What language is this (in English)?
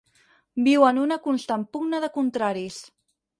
Catalan